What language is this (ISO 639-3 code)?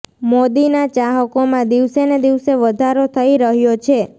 guj